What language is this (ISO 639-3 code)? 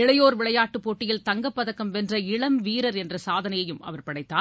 tam